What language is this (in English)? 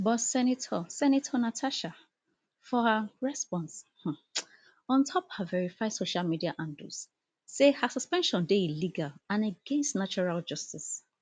Nigerian Pidgin